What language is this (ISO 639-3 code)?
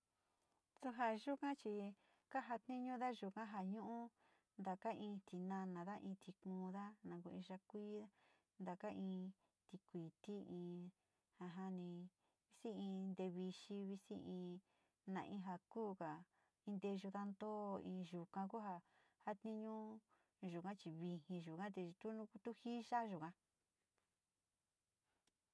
xti